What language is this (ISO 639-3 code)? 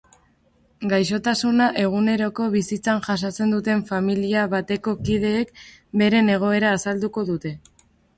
eus